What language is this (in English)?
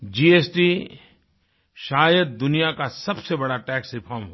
Hindi